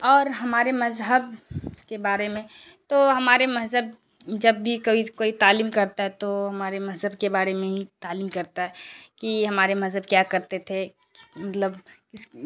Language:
Urdu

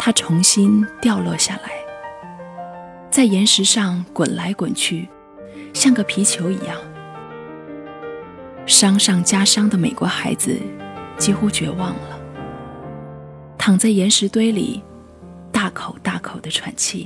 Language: Chinese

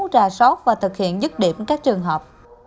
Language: Vietnamese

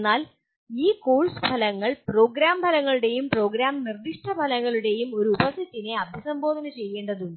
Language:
Malayalam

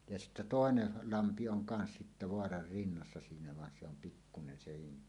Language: Finnish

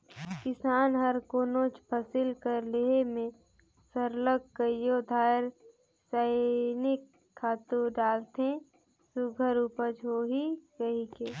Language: Chhattisgarhi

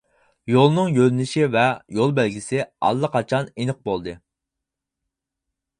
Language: Uyghur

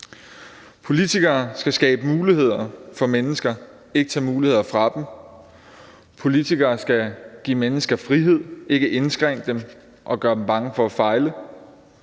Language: Danish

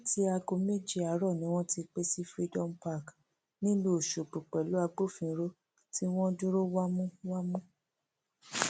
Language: Yoruba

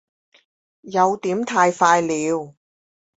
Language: Chinese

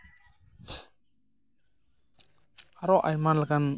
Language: Santali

